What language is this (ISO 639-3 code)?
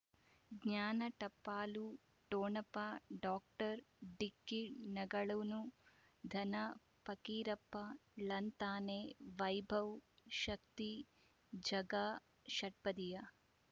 kan